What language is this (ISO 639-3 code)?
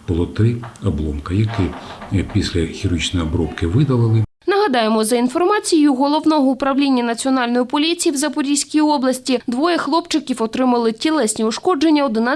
ukr